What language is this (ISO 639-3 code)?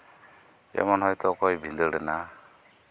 sat